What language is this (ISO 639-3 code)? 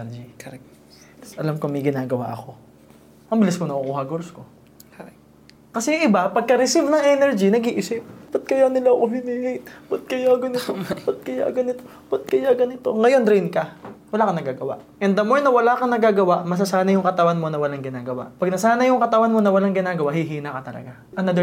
fil